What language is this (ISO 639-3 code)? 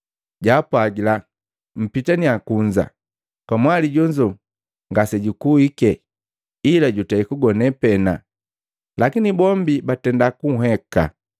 mgv